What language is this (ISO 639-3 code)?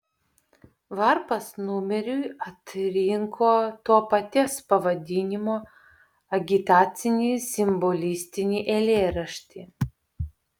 lit